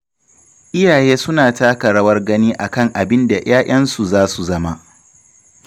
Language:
Hausa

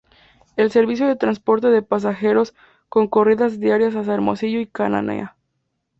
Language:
Spanish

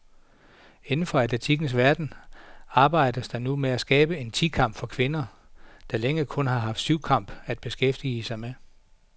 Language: Danish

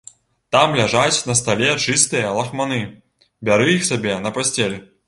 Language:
Belarusian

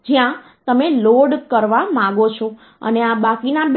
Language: Gujarati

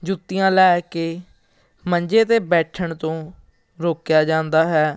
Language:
Punjabi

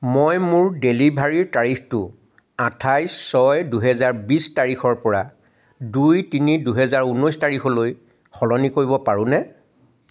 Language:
Assamese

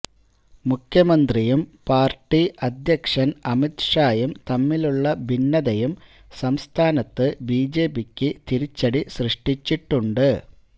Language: Malayalam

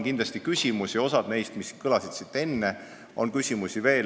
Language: Estonian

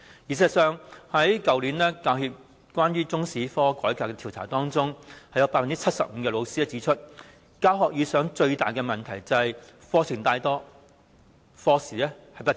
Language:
Cantonese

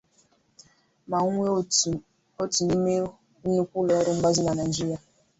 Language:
Igbo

